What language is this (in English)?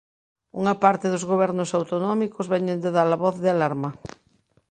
Galician